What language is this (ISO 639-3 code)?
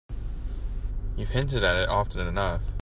eng